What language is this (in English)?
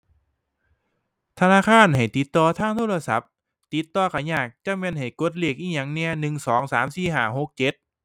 Thai